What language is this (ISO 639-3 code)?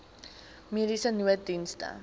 afr